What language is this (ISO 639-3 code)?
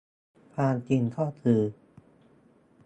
tha